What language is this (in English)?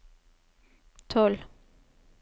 Norwegian